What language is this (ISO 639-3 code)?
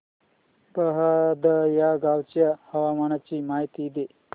mar